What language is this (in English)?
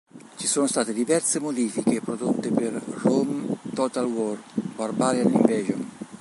Italian